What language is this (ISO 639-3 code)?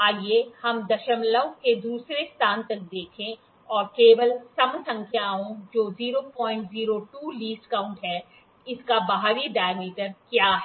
hin